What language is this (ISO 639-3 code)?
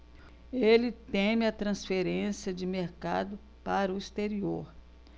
por